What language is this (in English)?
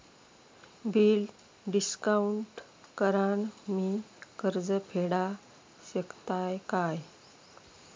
Marathi